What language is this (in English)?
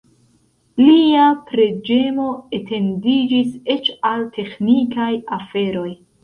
Esperanto